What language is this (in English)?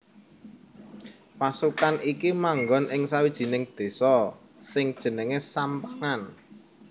Javanese